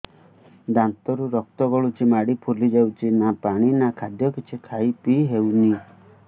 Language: Odia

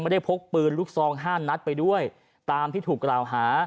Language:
Thai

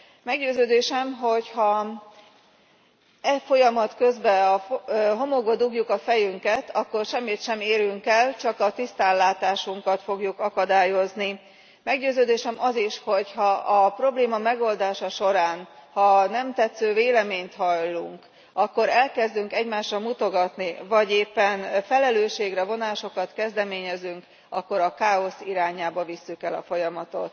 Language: Hungarian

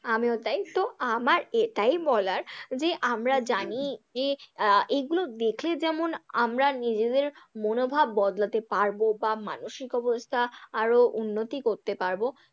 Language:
Bangla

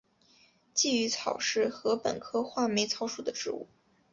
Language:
Chinese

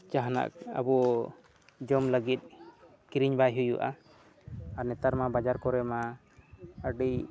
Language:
Santali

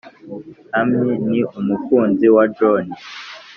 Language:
Kinyarwanda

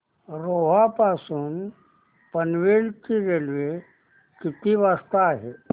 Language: Marathi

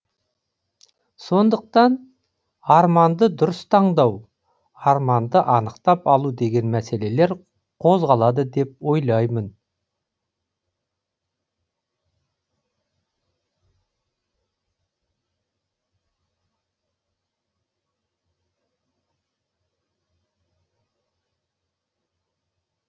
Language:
Kazakh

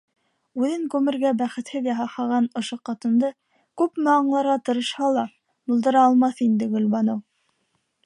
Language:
Bashkir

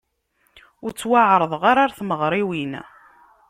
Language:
Kabyle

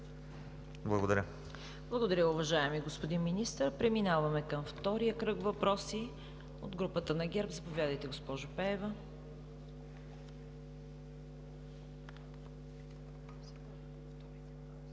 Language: Bulgarian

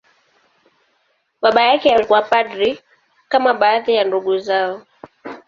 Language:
Swahili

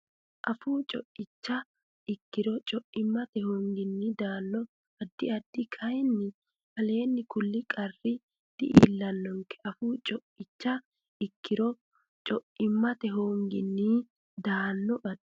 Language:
Sidamo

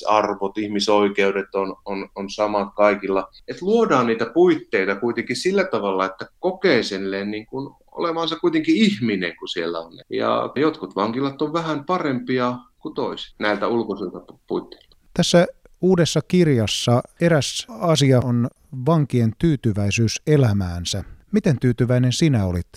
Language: Finnish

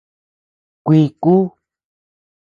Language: Tepeuxila Cuicatec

